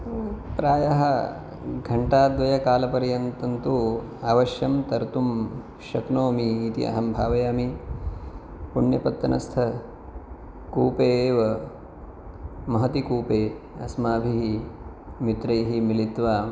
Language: Sanskrit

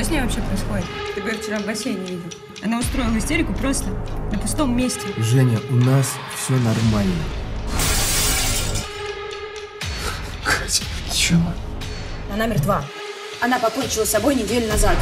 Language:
Russian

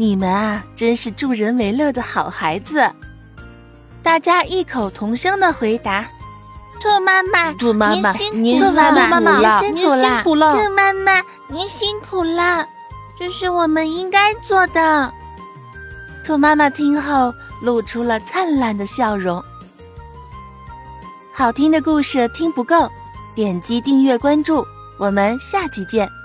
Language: Chinese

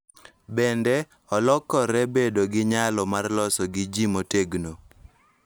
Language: Luo (Kenya and Tanzania)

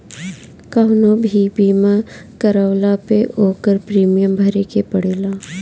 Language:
Bhojpuri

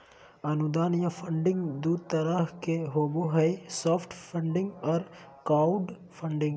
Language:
Magahi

